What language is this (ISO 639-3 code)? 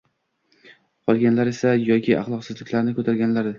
uzb